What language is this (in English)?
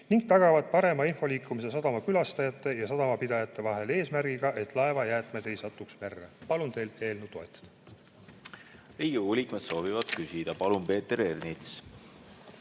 Estonian